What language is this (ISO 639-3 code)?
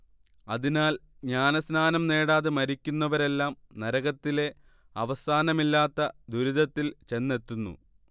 mal